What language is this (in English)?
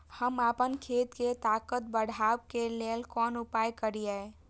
Maithili